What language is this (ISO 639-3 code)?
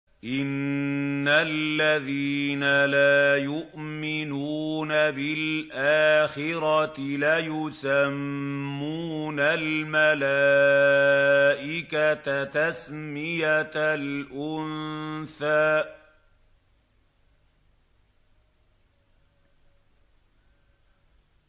ara